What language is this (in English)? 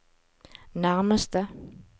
Norwegian